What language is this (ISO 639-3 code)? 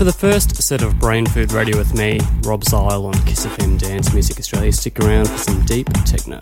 eng